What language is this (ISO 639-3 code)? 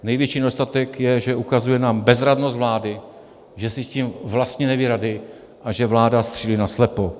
ces